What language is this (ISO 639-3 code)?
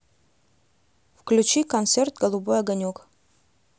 rus